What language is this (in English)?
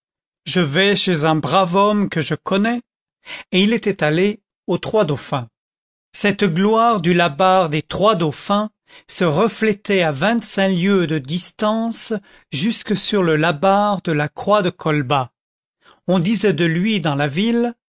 French